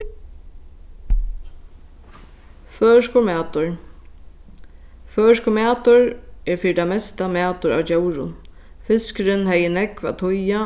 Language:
Faroese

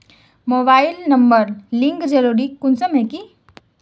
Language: Magahi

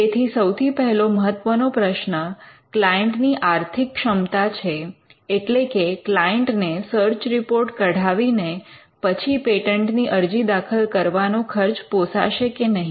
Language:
Gujarati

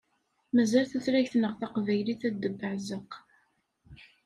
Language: Kabyle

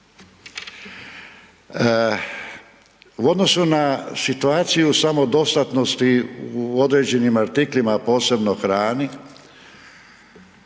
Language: Croatian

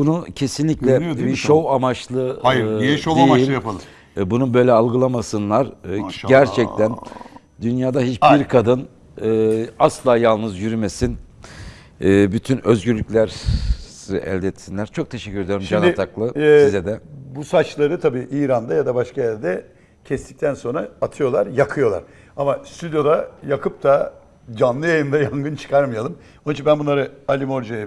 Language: Turkish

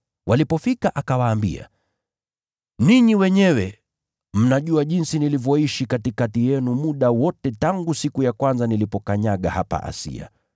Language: Swahili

